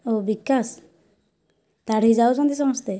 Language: Odia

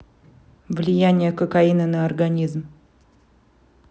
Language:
Russian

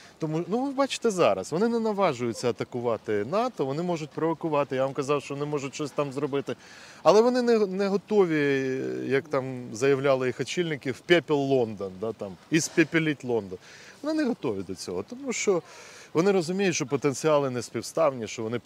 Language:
Ukrainian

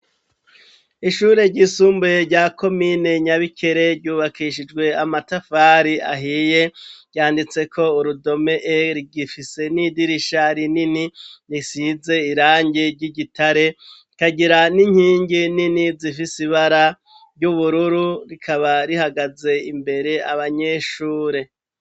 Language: Rundi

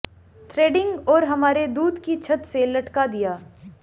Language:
Hindi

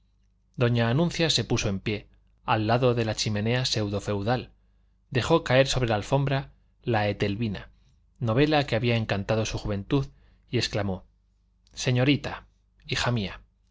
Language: Spanish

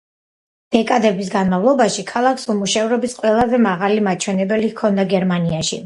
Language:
Georgian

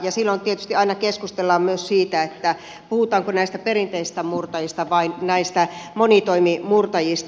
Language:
Finnish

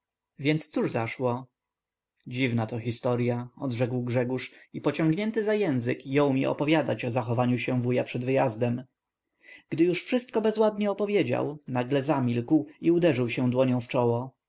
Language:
Polish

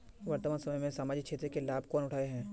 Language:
Magahi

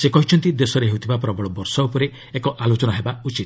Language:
Odia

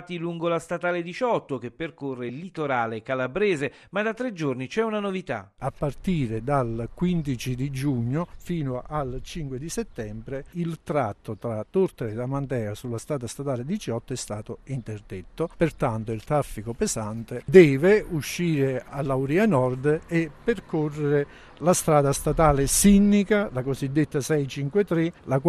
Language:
Italian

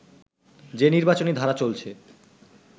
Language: Bangla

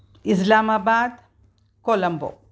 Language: Sanskrit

